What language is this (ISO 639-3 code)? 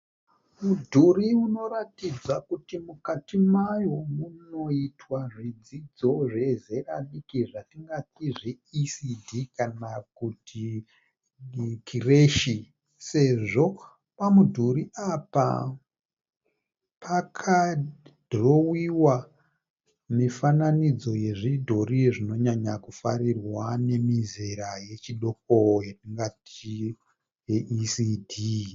sna